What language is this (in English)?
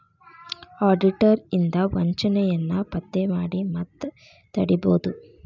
Kannada